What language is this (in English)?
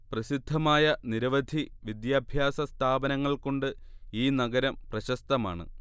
Malayalam